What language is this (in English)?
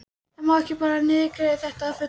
Icelandic